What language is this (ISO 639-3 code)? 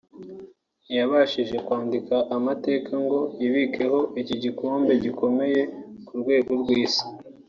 kin